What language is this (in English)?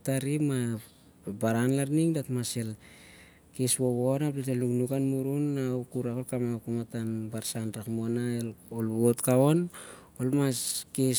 Siar-Lak